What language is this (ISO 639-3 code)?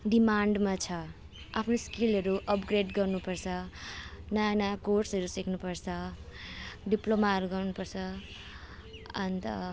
nep